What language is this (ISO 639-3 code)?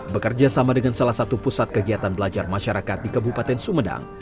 ind